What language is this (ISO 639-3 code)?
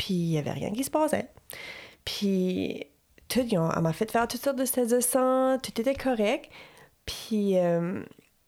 fra